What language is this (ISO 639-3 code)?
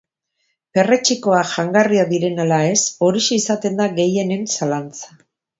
eus